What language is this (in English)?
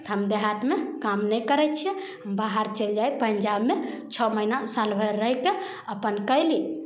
Maithili